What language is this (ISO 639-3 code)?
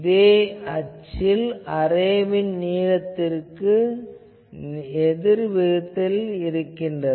tam